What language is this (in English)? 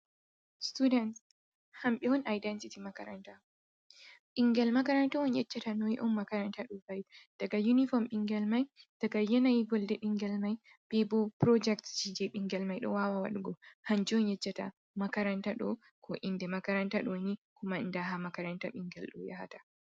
Fula